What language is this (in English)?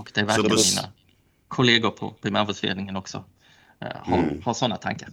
Swedish